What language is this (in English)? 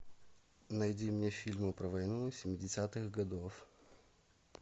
Russian